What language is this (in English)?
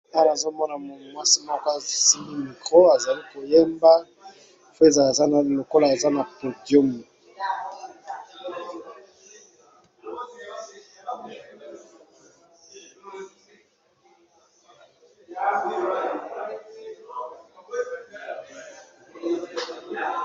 Lingala